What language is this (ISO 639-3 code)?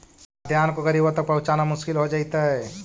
mag